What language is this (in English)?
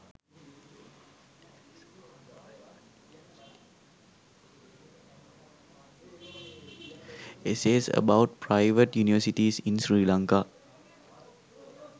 Sinhala